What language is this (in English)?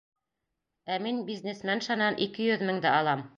Bashkir